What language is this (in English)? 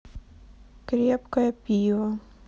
Russian